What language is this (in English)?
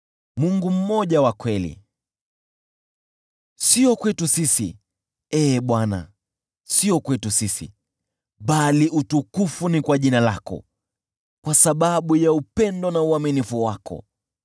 Swahili